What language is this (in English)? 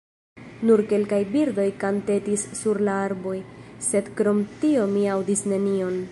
Esperanto